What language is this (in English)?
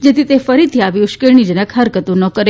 Gujarati